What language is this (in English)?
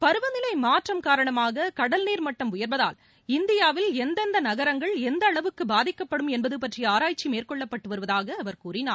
Tamil